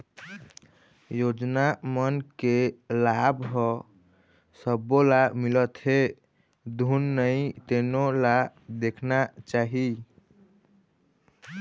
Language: Chhattisgarhi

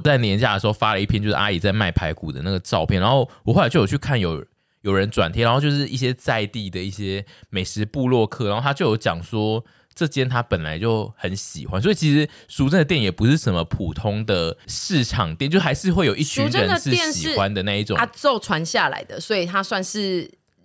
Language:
Chinese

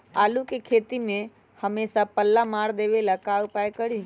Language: Magahi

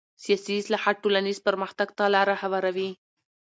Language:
Pashto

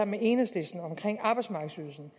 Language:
Danish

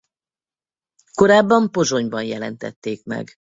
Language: Hungarian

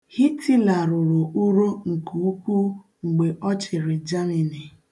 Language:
Igbo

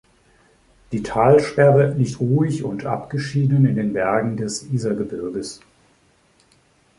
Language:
German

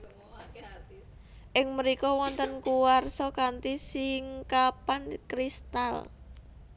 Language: Javanese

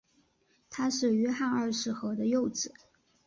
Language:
Chinese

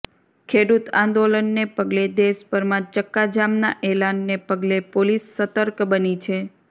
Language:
Gujarati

